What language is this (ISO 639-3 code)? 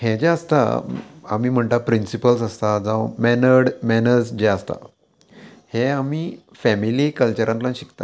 kok